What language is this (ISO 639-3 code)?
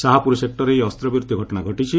ori